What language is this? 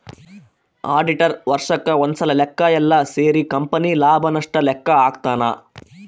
Kannada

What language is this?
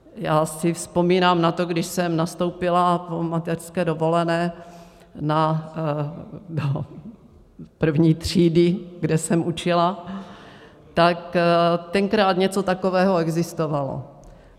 Czech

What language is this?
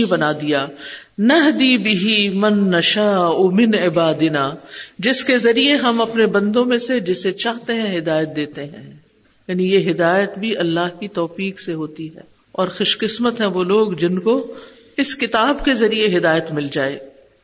Urdu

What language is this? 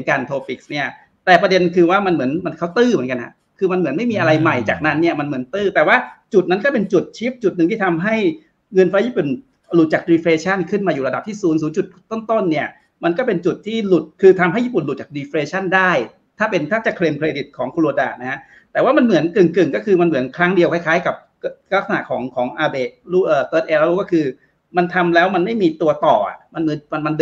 Thai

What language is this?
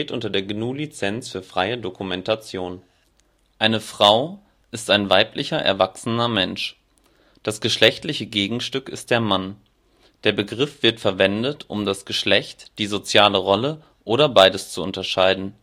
German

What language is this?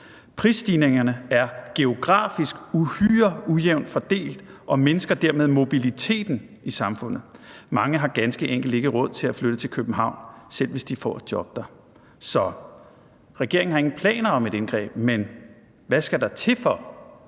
Danish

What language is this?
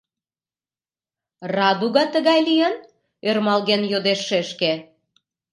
Mari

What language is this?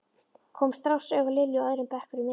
Icelandic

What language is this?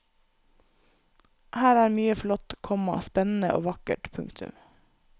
Norwegian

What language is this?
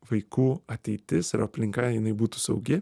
Lithuanian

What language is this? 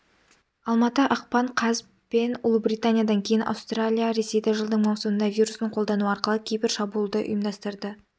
Kazakh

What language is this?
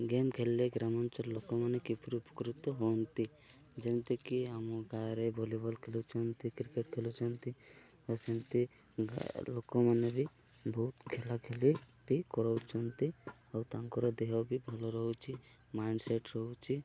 Odia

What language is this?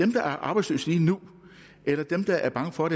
Danish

